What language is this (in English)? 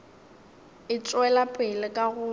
Northern Sotho